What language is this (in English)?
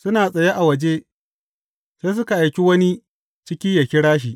Hausa